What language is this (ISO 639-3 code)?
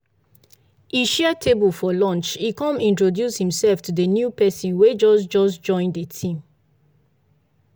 pcm